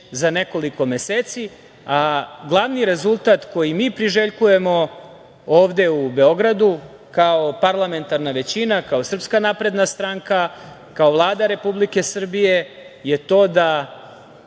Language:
Serbian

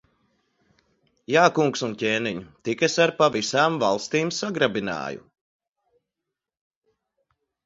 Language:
Latvian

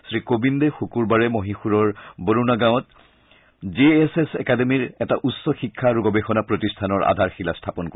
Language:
Assamese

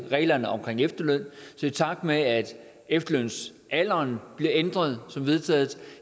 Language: Danish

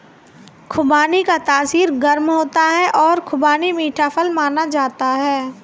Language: Hindi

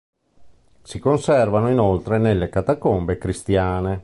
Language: Italian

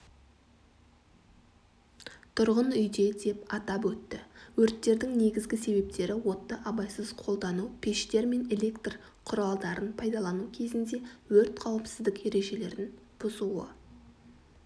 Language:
Kazakh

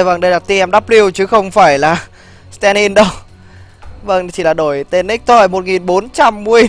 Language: Vietnamese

